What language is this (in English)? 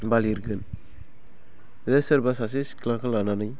Bodo